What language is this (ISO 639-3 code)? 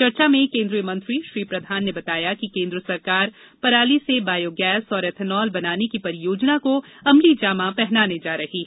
hin